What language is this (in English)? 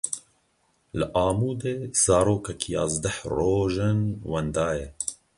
Kurdish